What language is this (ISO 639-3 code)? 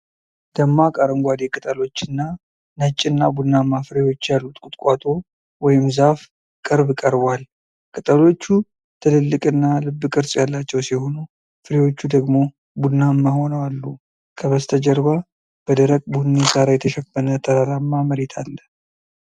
amh